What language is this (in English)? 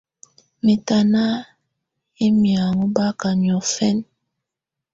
Tunen